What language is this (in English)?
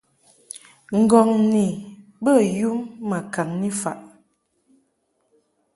Mungaka